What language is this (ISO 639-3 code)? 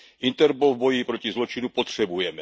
ces